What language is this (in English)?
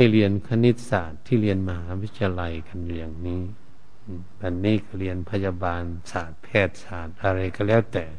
Thai